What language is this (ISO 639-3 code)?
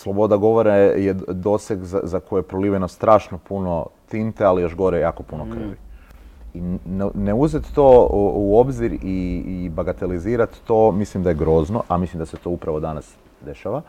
hrv